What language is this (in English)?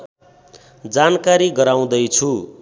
Nepali